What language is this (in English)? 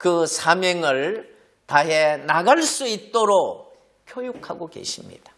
Korean